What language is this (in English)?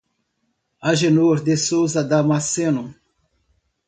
Portuguese